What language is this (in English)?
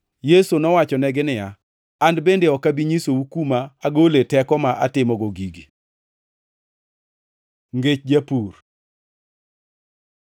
Luo (Kenya and Tanzania)